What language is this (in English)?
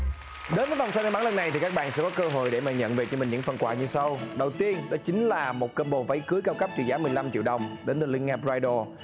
Vietnamese